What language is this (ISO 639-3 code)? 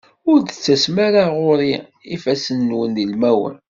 kab